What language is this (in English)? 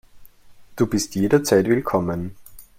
German